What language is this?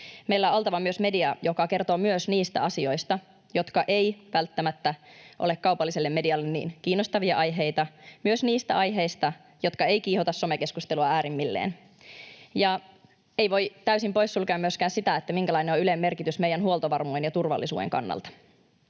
Finnish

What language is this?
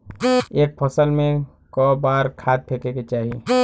Bhojpuri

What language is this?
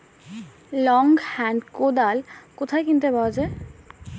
Bangla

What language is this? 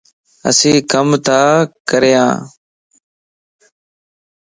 Lasi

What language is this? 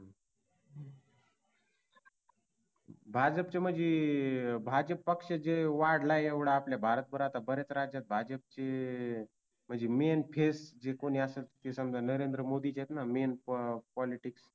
Marathi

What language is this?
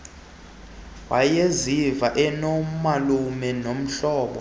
Xhosa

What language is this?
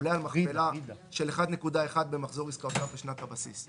Hebrew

